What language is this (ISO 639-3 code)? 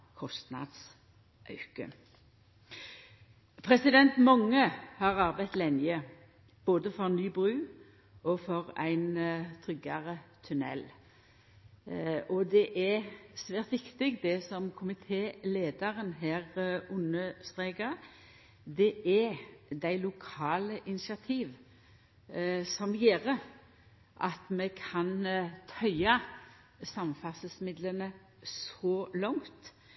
nno